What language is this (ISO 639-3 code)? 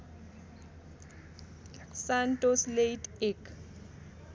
nep